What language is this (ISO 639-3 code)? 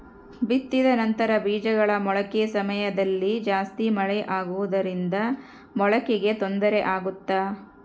kan